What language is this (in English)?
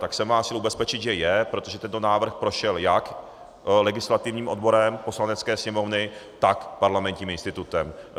Czech